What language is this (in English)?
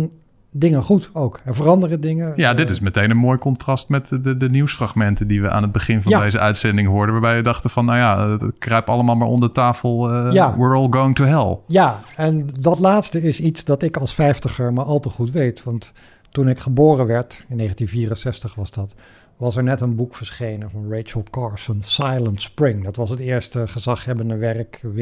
Dutch